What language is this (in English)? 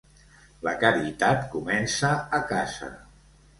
Catalan